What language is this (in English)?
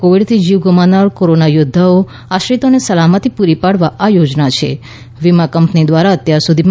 Gujarati